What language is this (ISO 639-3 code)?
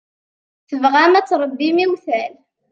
kab